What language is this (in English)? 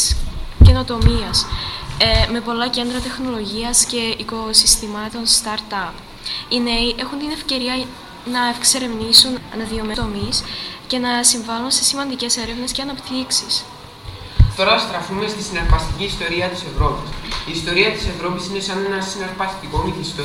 Greek